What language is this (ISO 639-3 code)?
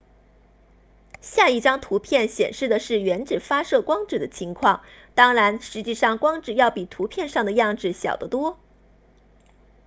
zho